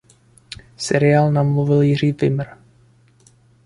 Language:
Czech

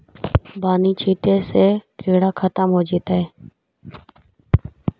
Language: Magahi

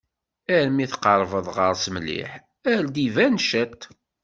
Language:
Kabyle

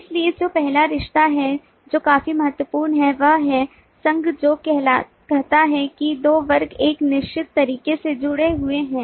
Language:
Hindi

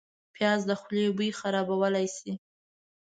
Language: Pashto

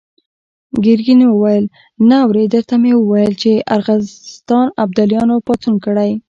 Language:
Pashto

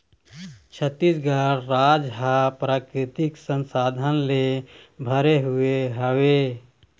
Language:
Chhattisgarhi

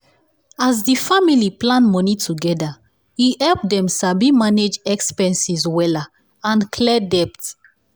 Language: Nigerian Pidgin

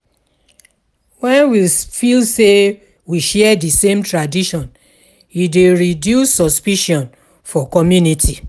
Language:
Nigerian Pidgin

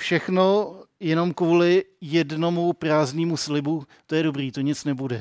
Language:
Czech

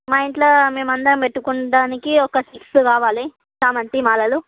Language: Telugu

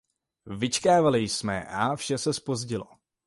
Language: Czech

